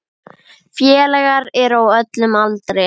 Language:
Icelandic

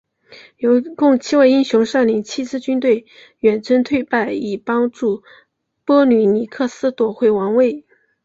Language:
Chinese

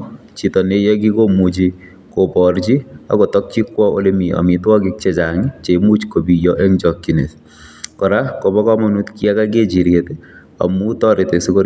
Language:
Kalenjin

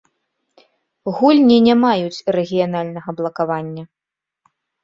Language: Belarusian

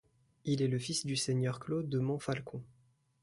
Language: French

